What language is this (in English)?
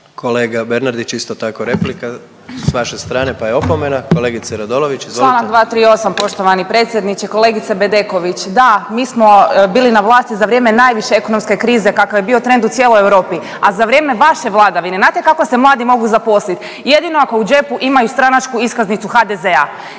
Croatian